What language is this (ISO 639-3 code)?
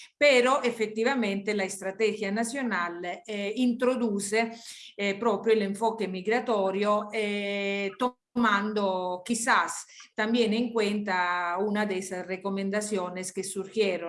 spa